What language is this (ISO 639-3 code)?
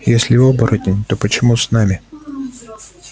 rus